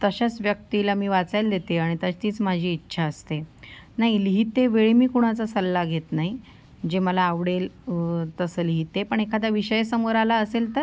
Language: Marathi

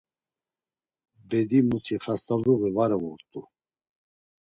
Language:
Laz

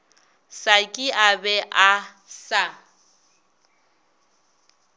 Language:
Northern Sotho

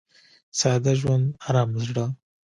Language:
Pashto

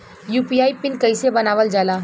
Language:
Bhojpuri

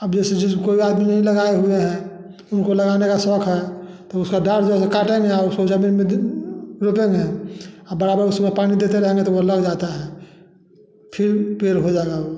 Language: Hindi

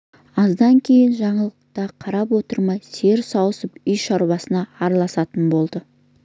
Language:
Kazakh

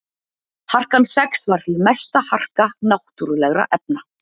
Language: Icelandic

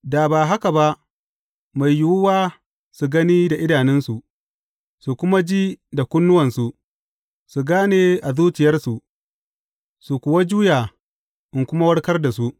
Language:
Hausa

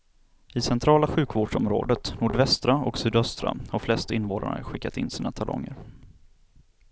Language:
Swedish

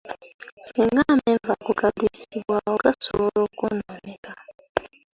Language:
Ganda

